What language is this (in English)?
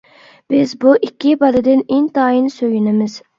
Uyghur